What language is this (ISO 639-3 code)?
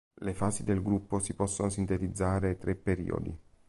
ita